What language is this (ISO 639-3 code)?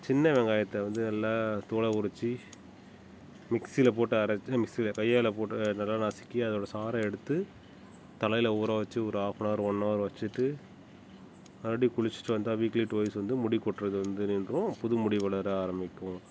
tam